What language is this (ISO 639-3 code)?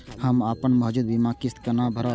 mai